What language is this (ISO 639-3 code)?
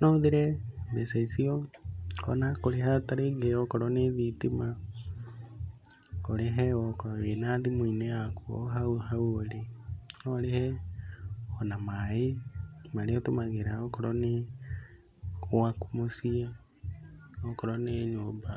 kik